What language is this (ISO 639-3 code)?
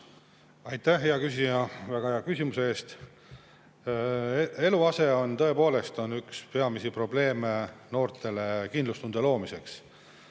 est